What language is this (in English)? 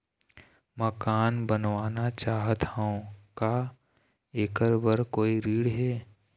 Chhattisgarhi